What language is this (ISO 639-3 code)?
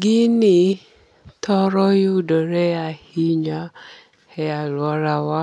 luo